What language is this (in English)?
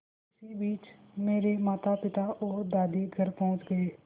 Hindi